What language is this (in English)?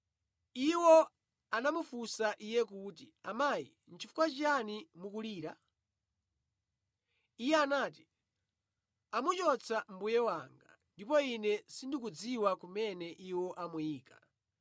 Nyanja